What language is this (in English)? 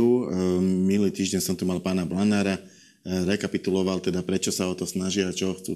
Slovak